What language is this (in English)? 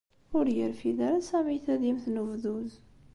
Kabyle